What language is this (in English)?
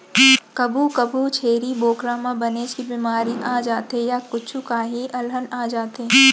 Chhattisgarhi